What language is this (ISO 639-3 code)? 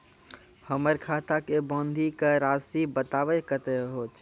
mai